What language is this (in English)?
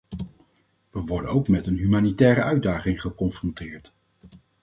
Dutch